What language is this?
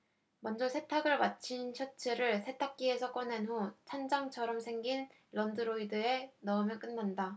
Korean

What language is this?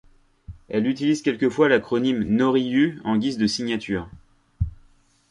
French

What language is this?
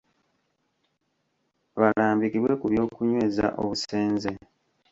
Ganda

